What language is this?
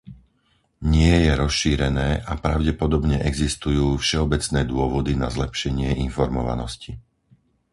Slovak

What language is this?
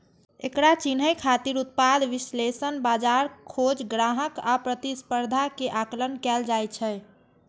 Maithili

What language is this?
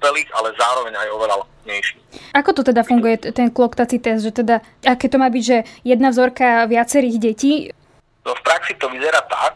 Slovak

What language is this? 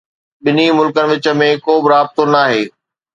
Sindhi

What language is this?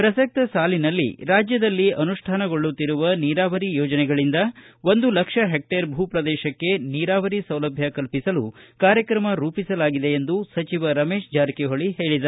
Kannada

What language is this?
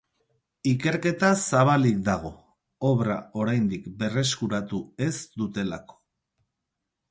Basque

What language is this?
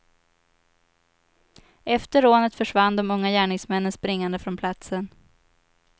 Swedish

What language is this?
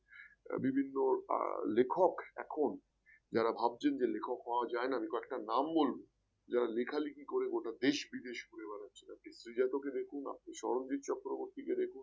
Bangla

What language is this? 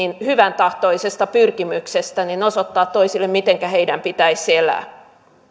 Finnish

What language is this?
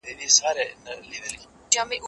Pashto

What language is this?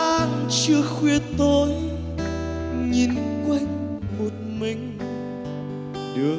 Vietnamese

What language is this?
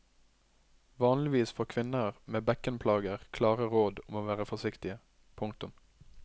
Norwegian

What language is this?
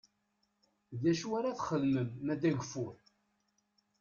Kabyle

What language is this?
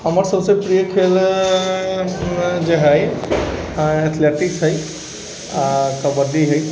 Maithili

